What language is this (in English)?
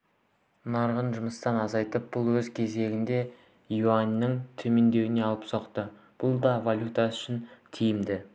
Kazakh